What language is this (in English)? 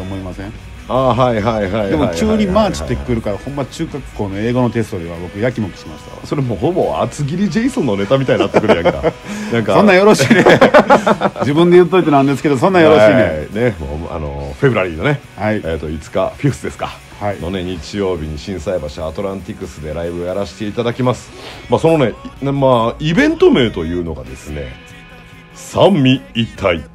Japanese